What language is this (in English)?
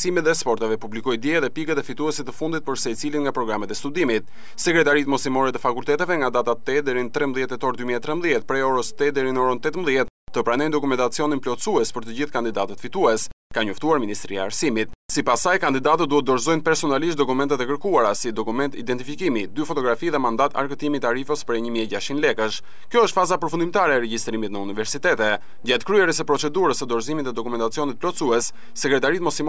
Romanian